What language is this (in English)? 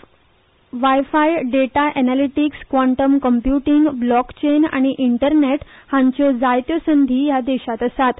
Konkani